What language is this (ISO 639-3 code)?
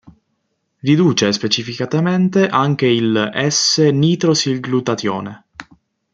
ita